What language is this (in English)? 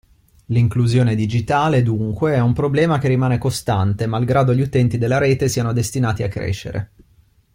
Italian